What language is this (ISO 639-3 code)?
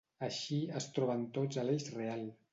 cat